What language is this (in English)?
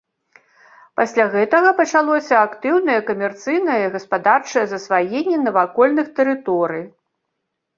Belarusian